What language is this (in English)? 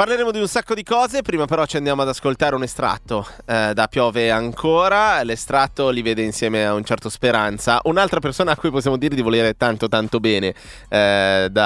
Italian